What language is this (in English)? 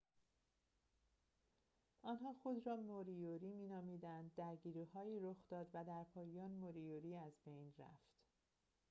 Persian